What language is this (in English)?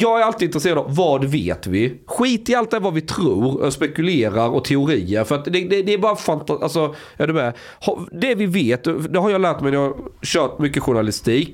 Swedish